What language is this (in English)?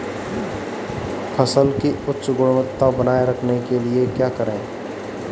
Hindi